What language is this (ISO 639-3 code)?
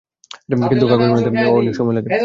ben